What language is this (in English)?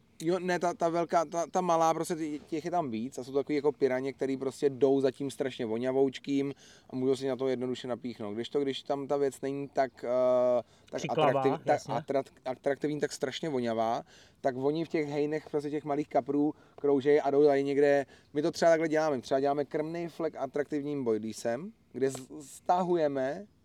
Czech